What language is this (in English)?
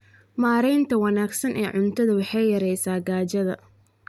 Somali